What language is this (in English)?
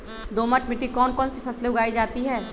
Magahi